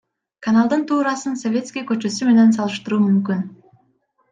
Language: Kyrgyz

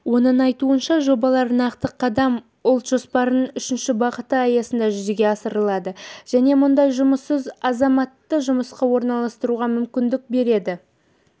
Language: Kazakh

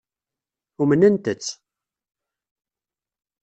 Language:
Kabyle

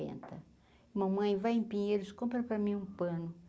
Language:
Portuguese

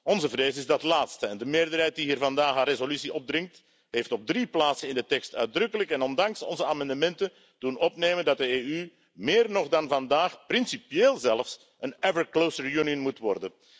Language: Dutch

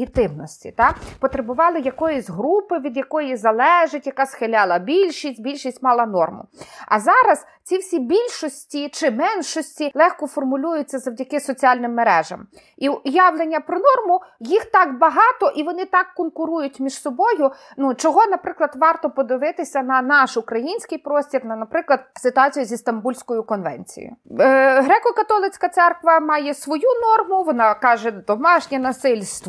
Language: Ukrainian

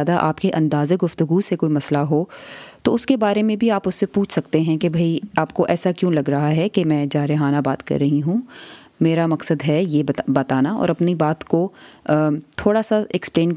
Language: Urdu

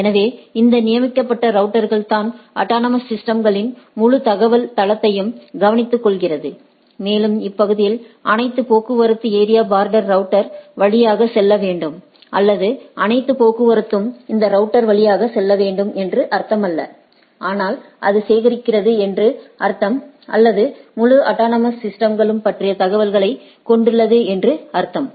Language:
Tamil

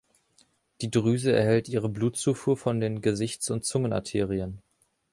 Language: German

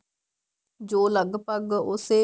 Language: Punjabi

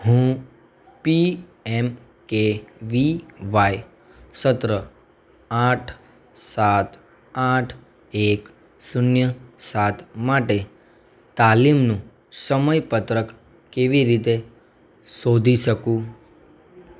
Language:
Gujarati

